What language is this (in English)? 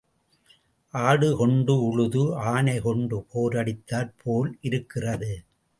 Tamil